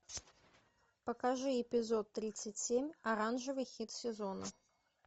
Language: Russian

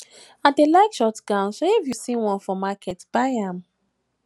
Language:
Nigerian Pidgin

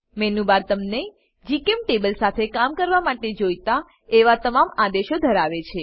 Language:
Gujarati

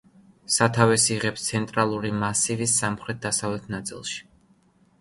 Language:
Georgian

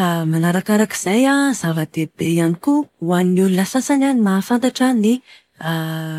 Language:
Malagasy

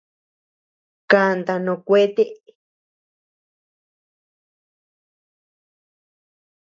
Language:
Tepeuxila Cuicatec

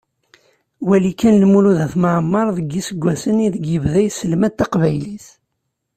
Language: Kabyle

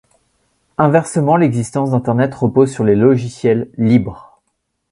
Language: French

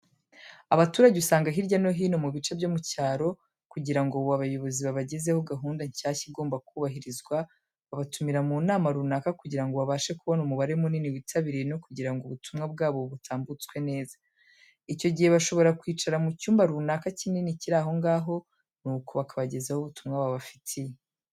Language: Kinyarwanda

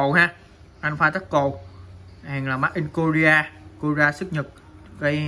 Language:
Vietnamese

